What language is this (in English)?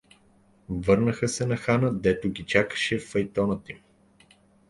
Bulgarian